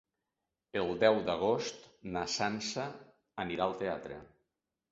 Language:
Catalan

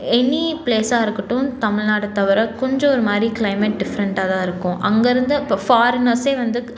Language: Tamil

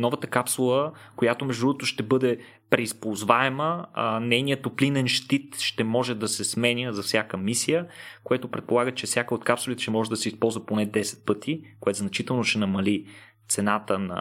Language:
Bulgarian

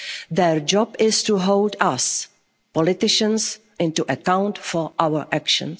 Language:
English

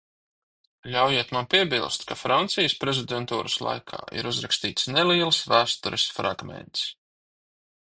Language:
Latvian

